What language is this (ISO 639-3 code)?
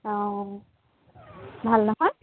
asm